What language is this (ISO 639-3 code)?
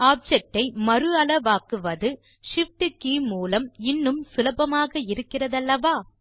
tam